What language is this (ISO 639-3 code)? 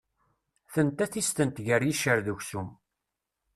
kab